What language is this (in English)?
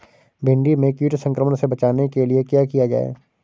Hindi